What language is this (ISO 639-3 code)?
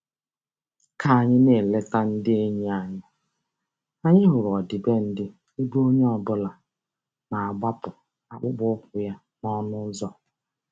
ibo